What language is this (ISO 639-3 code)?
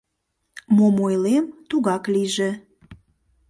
chm